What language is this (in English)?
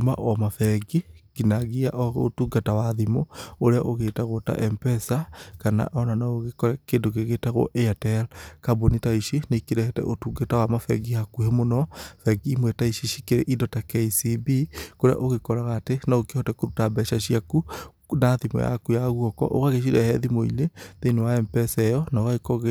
Kikuyu